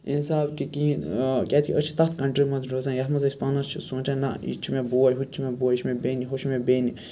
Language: Kashmiri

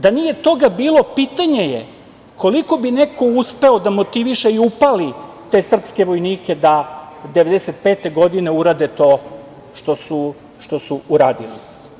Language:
Serbian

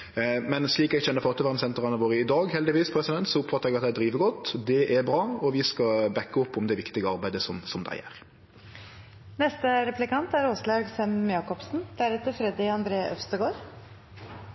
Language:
Norwegian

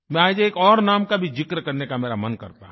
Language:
Hindi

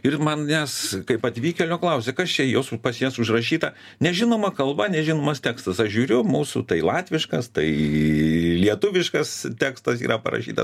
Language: Lithuanian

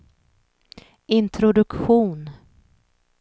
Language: Swedish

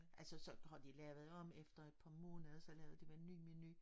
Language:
Danish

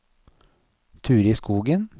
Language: Norwegian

